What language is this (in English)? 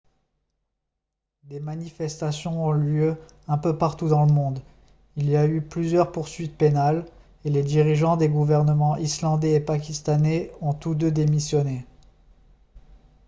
French